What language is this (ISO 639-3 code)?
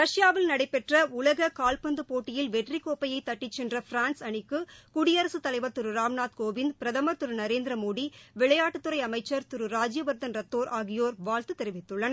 tam